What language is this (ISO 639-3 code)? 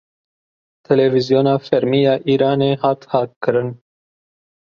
kur